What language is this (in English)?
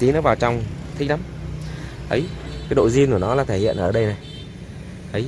Vietnamese